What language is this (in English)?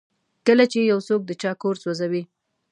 Pashto